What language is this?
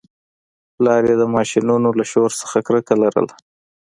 Pashto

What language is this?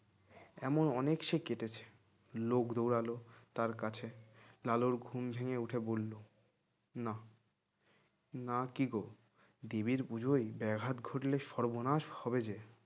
Bangla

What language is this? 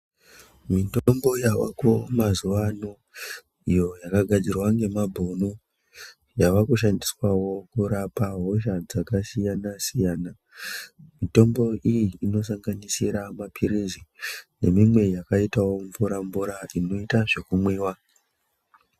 Ndau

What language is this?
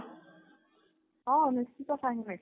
Odia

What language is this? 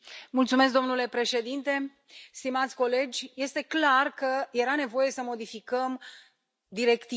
Romanian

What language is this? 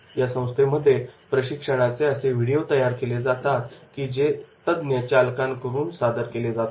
Marathi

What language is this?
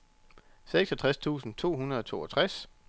Danish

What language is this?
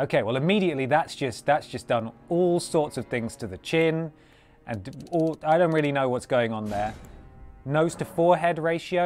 English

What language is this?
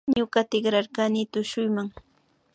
Imbabura Highland Quichua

